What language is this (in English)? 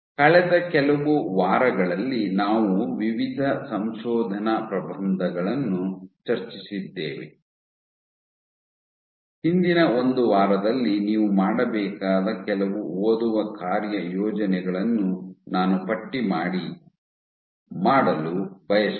Kannada